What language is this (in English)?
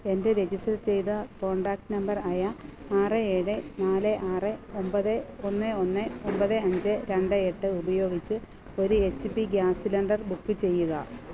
Malayalam